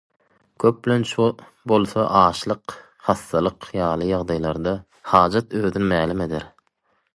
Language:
Turkmen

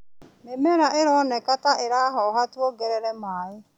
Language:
Kikuyu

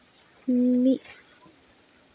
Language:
Santali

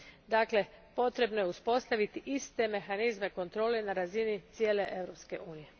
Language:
Croatian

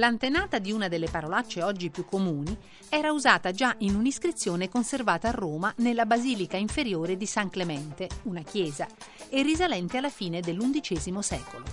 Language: Italian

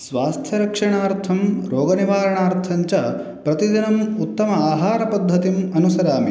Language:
Sanskrit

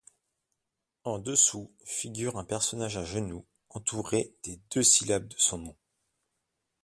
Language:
French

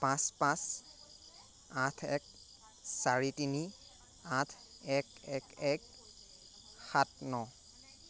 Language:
Assamese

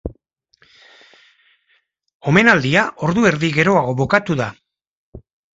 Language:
Basque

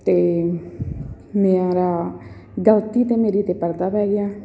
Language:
Punjabi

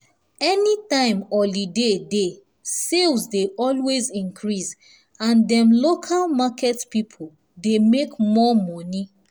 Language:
Nigerian Pidgin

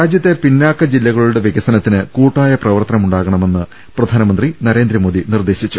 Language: Malayalam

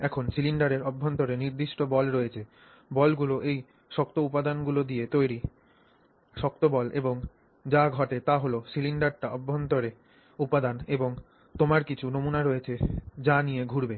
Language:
Bangla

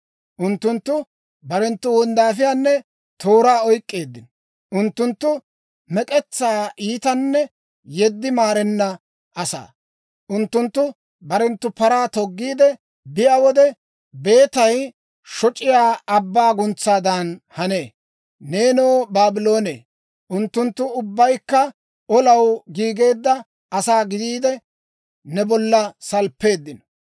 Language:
Dawro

